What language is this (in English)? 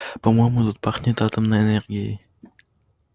Russian